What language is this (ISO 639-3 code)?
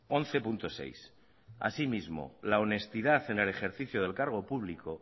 spa